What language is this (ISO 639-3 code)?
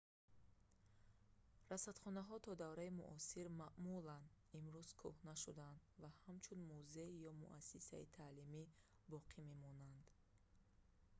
tgk